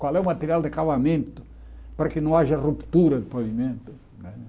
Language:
Portuguese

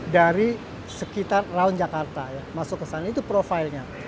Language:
Indonesian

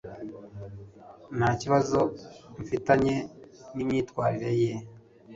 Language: Kinyarwanda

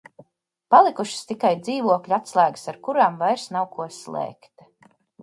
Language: Latvian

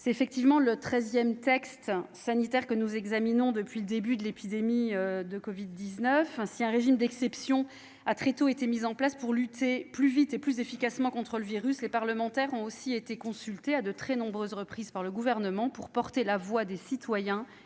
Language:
French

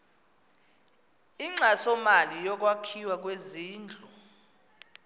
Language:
Xhosa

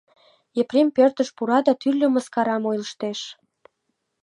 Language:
Mari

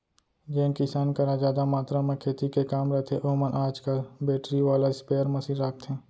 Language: Chhattisgarhi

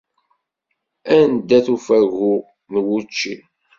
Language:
Kabyle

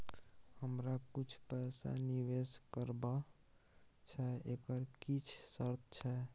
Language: Maithili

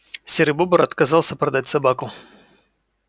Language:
Russian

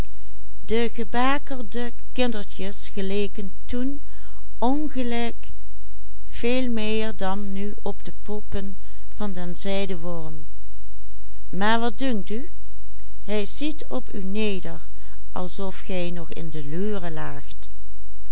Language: Dutch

